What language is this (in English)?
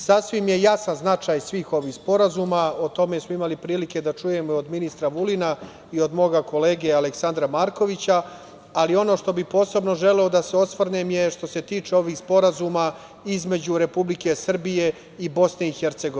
Serbian